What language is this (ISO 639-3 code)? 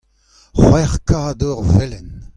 bre